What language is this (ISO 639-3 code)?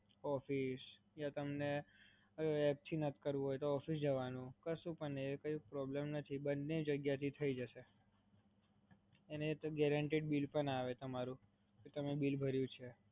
guj